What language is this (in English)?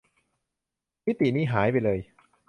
Thai